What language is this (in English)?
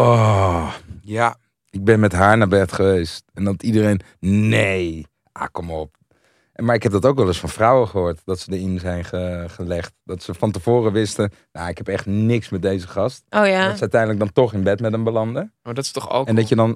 Dutch